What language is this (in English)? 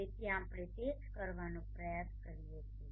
Gujarati